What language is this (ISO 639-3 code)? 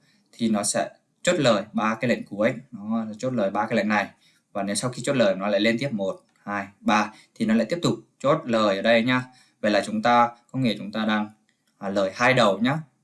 vie